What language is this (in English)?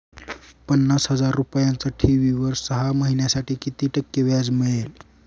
Marathi